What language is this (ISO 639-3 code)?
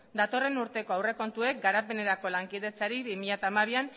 eus